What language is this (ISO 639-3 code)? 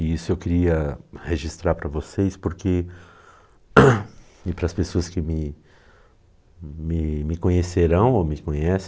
por